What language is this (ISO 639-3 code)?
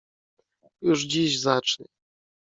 pol